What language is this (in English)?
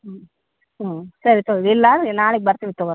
Kannada